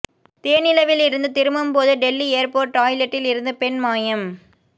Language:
Tamil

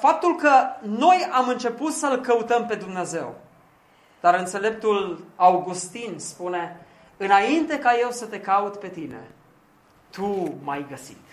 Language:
Romanian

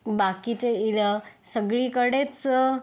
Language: Marathi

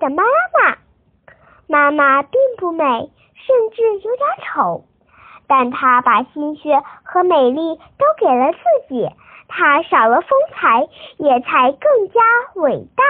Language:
Chinese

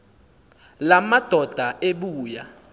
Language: Xhosa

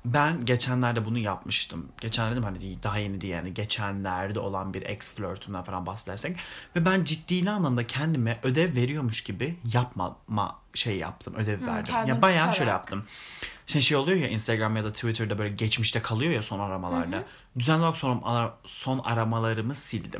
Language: Turkish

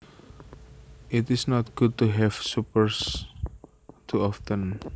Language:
Javanese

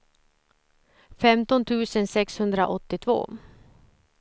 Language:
Swedish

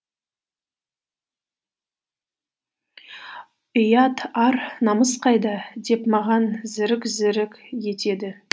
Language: Kazakh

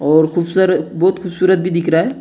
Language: Hindi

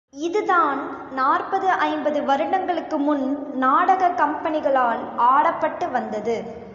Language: Tamil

